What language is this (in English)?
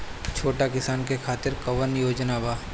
Bhojpuri